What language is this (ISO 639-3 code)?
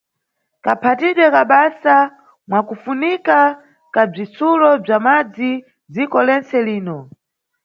nyu